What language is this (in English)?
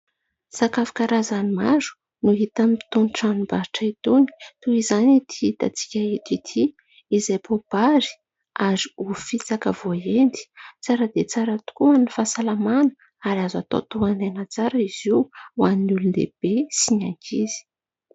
Malagasy